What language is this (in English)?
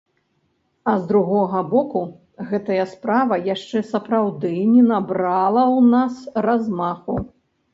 Belarusian